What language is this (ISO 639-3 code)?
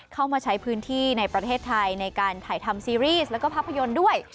tha